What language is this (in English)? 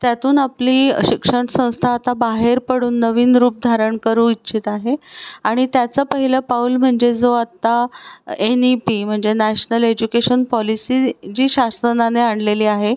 Marathi